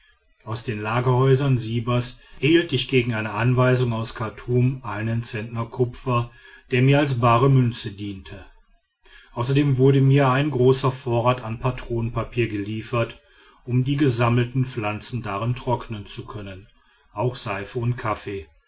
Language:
German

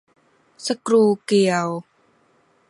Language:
Thai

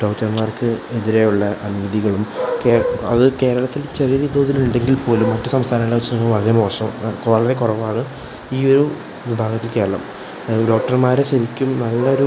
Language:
Malayalam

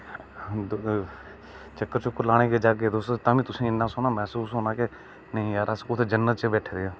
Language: Dogri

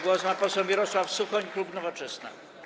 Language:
Polish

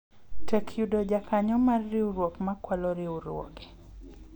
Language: Luo (Kenya and Tanzania)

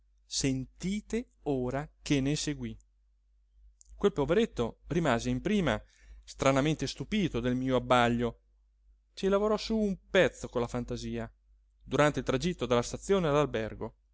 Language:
Italian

